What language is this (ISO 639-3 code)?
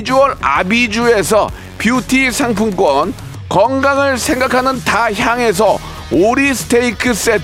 kor